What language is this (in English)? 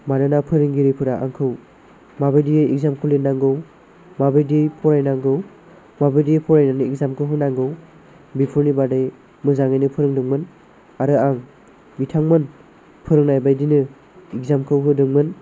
Bodo